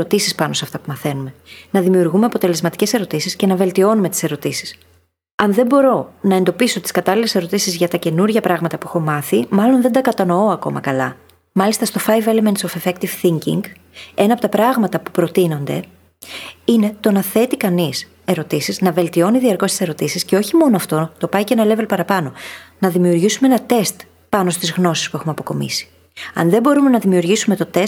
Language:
Greek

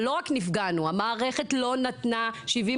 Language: Hebrew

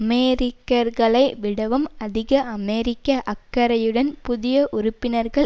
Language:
Tamil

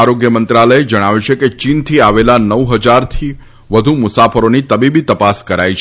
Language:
Gujarati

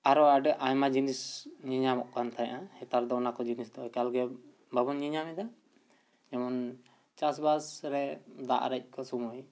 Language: Santali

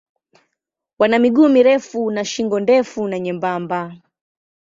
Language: Swahili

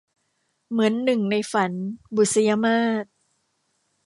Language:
Thai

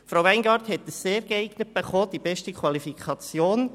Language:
Swiss German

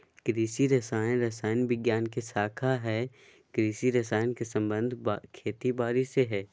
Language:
Magahi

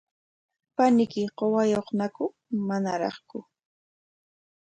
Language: Corongo Ancash Quechua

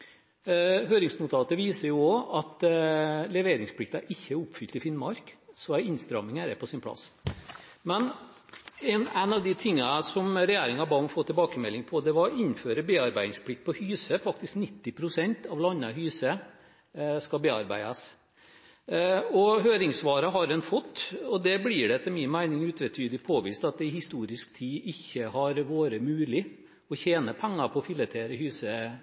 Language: Norwegian Bokmål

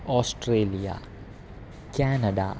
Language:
Sanskrit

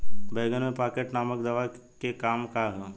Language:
Bhojpuri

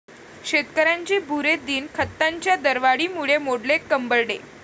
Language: Marathi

